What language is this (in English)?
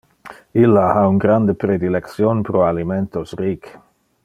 Interlingua